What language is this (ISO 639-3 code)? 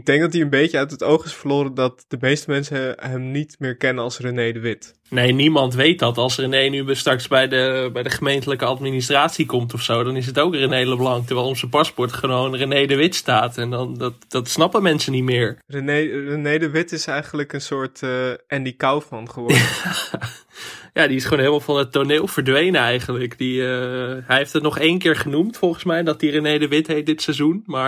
nld